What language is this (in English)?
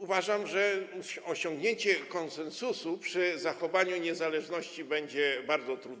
Polish